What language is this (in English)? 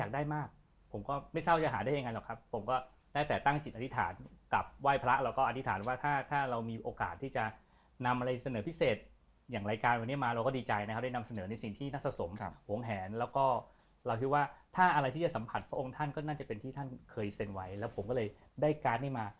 Thai